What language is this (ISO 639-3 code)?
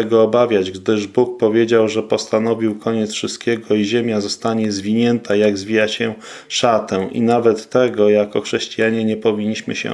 pol